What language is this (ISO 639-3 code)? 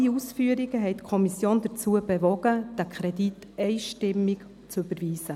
gsw